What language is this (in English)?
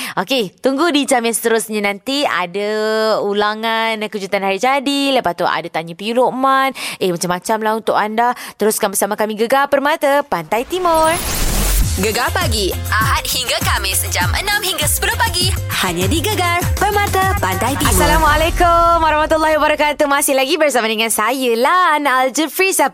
Malay